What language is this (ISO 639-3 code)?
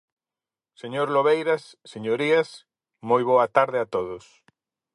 glg